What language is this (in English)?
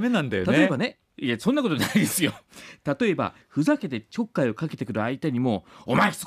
Japanese